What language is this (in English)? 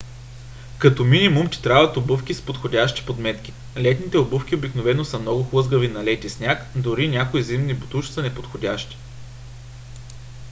Bulgarian